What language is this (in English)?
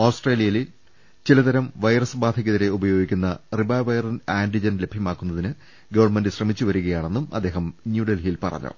Malayalam